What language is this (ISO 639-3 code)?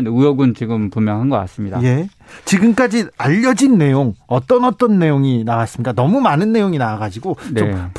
kor